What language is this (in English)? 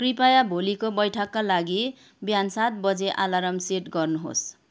Nepali